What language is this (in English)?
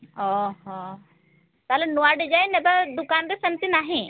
Odia